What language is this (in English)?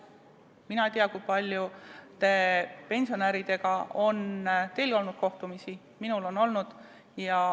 Estonian